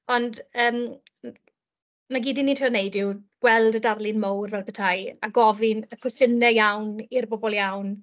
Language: Welsh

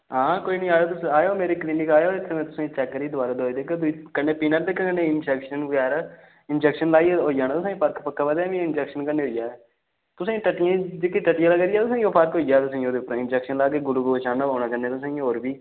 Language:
Dogri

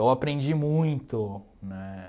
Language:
Portuguese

